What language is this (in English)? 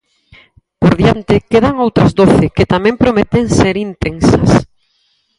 Galician